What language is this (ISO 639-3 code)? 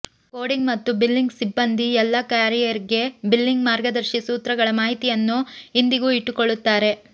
kan